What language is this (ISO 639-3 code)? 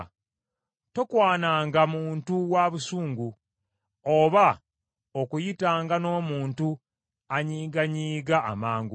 lug